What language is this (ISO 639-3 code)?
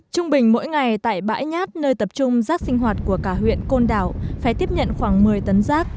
vie